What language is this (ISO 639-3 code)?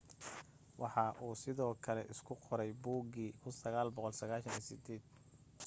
som